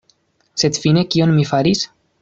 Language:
Esperanto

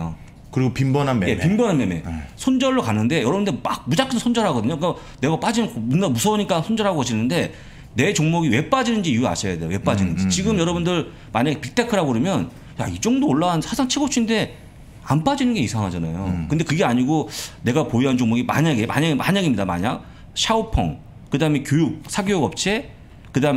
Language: Korean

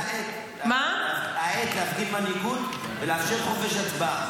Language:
Hebrew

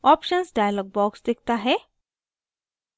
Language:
Hindi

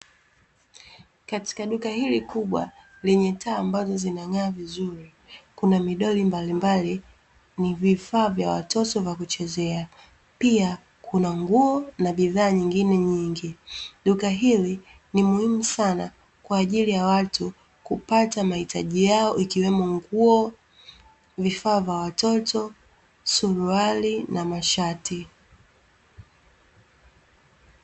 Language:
Swahili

